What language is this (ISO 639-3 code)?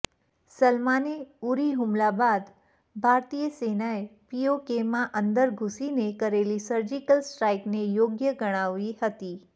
guj